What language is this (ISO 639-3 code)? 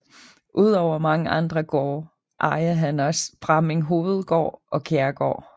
dan